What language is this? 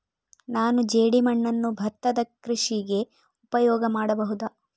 Kannada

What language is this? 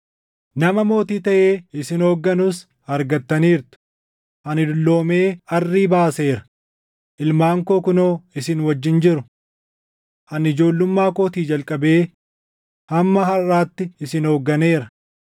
Oromo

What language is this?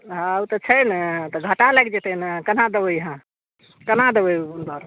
Maithili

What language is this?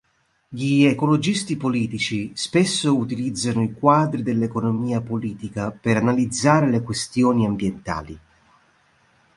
Italian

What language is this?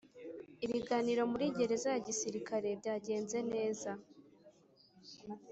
Kinyarwanda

